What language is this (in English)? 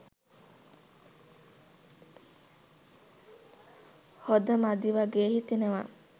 Sinhala